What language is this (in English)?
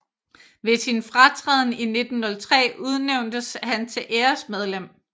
Danish